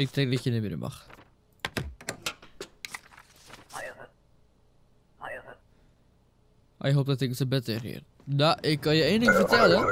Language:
Dutch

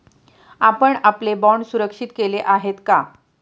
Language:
Marathi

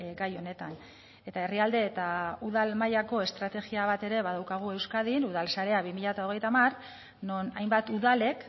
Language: Basque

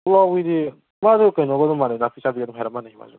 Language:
Manipuri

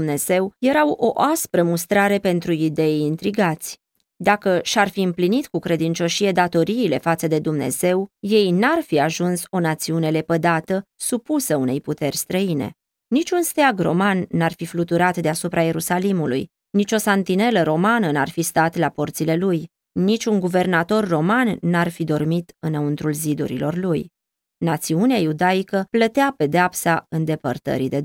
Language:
Romanian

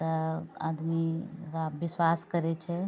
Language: Maithili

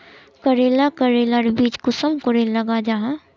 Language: Magahi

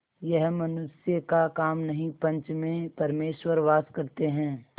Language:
Hindi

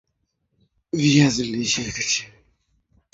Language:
Swahili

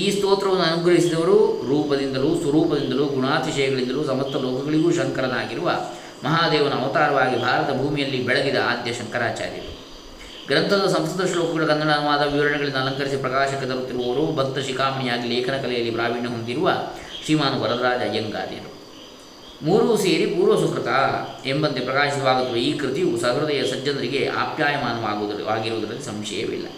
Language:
Kannada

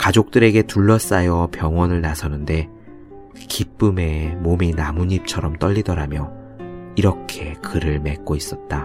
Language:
Korean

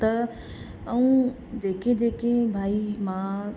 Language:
Sindhi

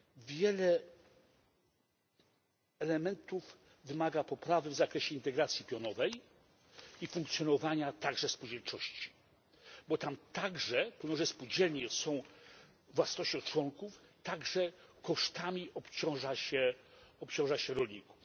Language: Polish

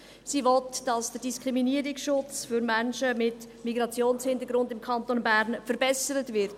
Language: Swiss German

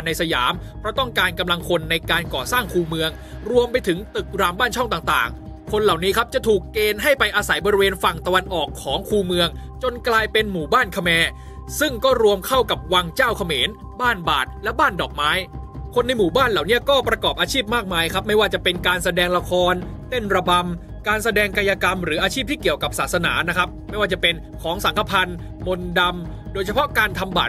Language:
Thai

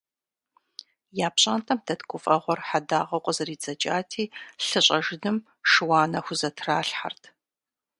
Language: Kabardian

